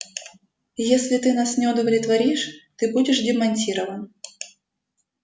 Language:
Russian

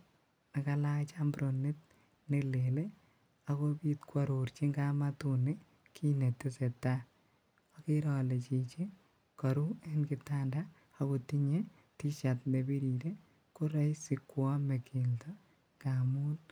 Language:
Kalenjin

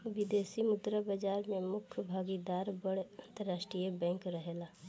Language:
Bhojpuri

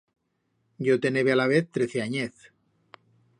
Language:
Aragonese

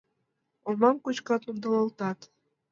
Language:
Mari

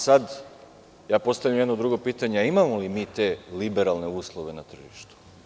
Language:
Serbian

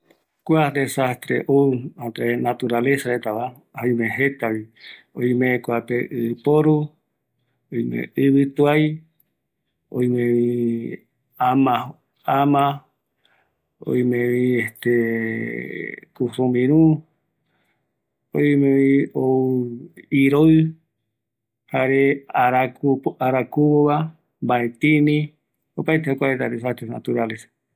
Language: Eastern Bolivian Guaraní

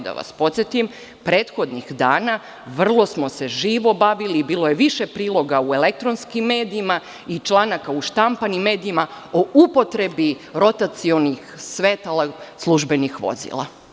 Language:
Serbian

